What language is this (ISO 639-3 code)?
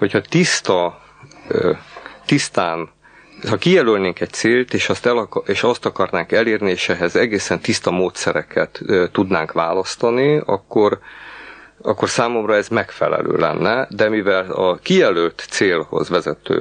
hun